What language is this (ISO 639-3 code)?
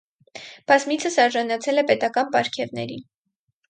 hye